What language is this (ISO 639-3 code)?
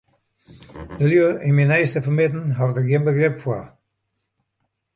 fry